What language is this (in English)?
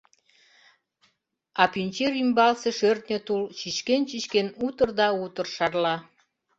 Mari